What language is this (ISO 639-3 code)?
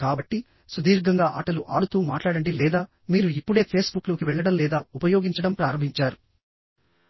tel